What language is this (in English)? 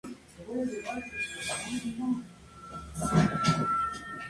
Spanish